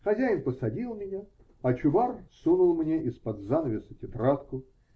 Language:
Russian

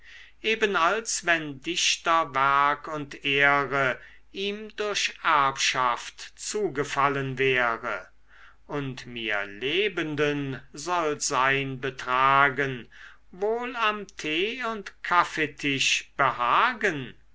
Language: German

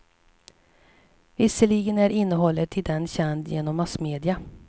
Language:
Swedish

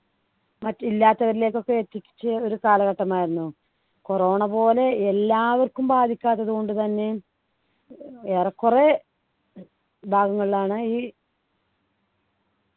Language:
Malayalam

